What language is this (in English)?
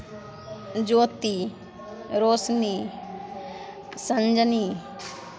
Maithili